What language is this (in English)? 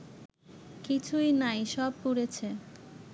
Bangla